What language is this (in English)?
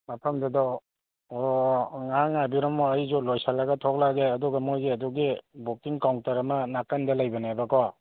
Manipuri